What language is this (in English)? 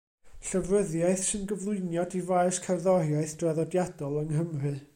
Welsh